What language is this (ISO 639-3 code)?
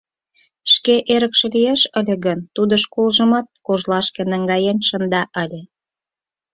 chm